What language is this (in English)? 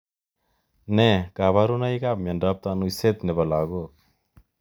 Kalenjin